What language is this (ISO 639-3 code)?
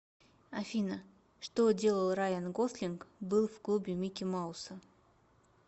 rus